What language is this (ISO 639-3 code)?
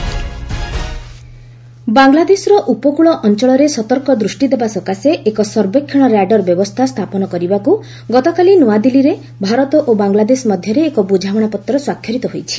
ori